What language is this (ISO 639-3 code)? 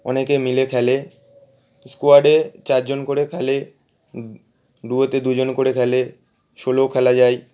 ben